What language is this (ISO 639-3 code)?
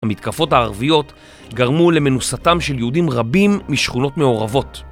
heb